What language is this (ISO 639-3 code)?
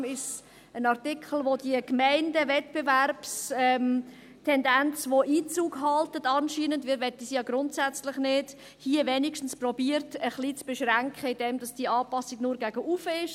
gsw